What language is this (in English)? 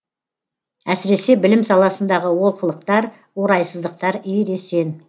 Kazakh